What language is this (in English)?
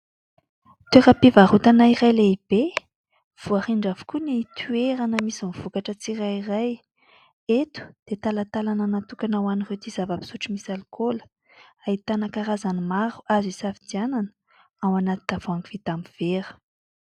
Malagasy